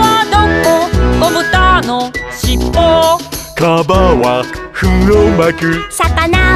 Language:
Japanese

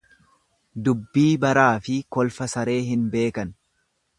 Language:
Oromo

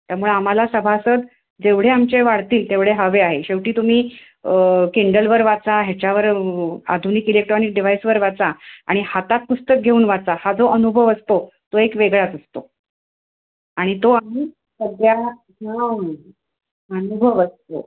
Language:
Marathi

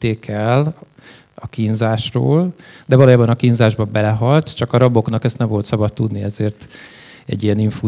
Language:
Hungarian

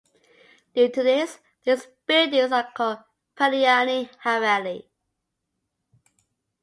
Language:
English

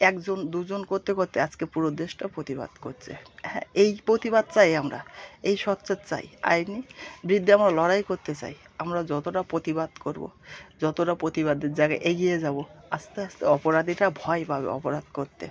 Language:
Bangla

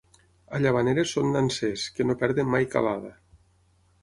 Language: Catalan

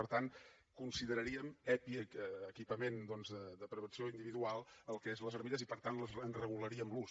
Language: Catalan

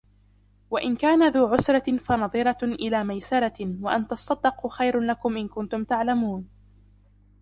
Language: Arabic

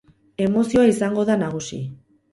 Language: Basque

